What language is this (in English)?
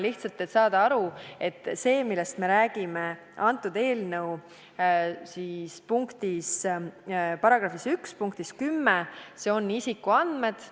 Estonian